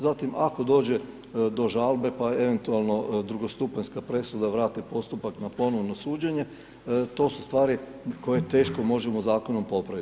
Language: Croatian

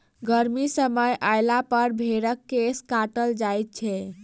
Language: Maithili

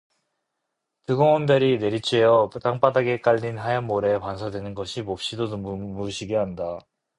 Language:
Korean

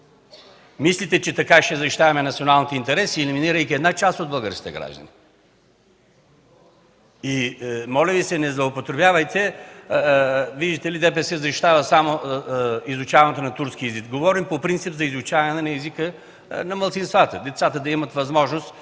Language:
Bulgarian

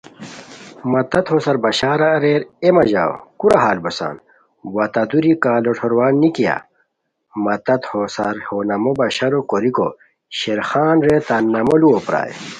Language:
Khowar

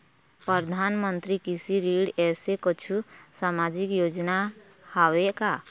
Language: Chhattisgarhi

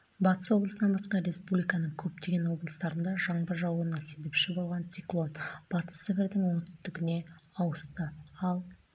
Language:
Kazakh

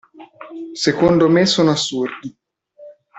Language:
Italian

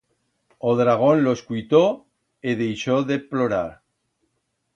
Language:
Aragonese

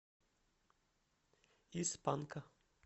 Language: Russian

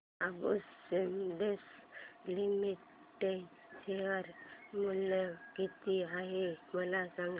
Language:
Marathi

